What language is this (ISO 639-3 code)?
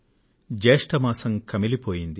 tel